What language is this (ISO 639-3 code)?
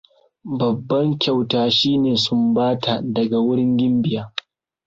hau